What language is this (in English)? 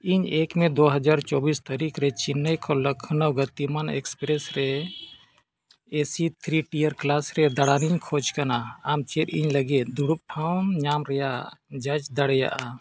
Santali